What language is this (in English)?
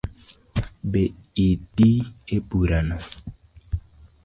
Luo (Kenya and Tanzania)